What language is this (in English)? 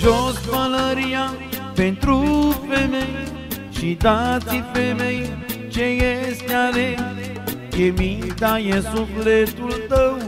Romanian